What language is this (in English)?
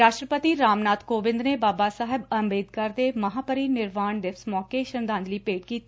Punjabi